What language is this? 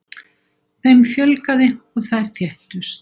Icelandic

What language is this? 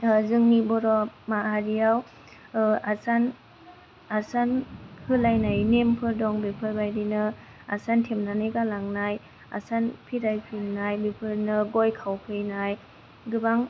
Bodo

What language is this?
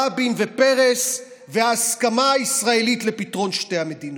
Hebrew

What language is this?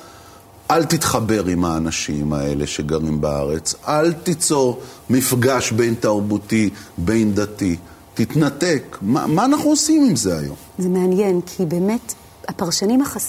Hebrew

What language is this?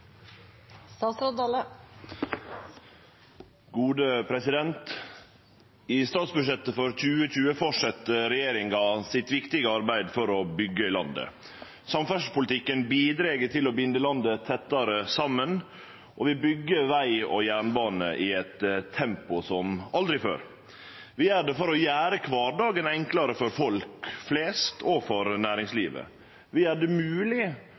Norwegian Nynorsk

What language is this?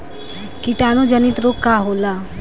Bhojpuri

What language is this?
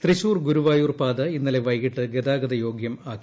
Malayalam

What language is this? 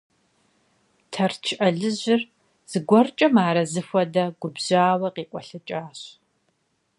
Kabardian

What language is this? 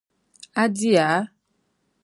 Dagbani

